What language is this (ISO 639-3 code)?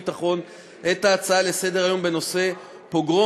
heb